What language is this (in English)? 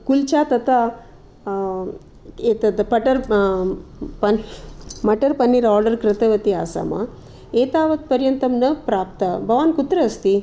Sanskrit